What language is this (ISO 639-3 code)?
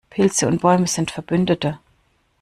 deu